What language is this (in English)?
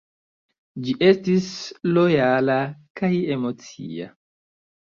Esperanto